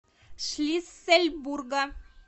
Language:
Russian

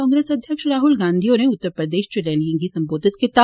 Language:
Dogri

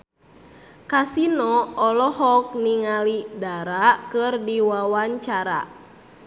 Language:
Sundanese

